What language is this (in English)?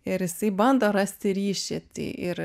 Lithuanian